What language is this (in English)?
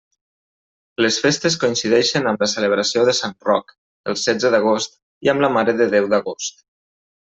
Catalan